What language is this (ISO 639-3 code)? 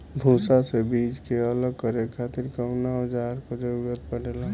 bho